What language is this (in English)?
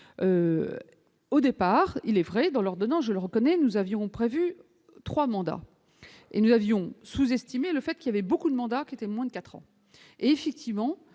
French